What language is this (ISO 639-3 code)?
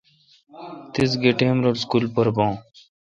xka